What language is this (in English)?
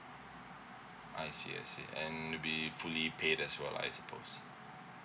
English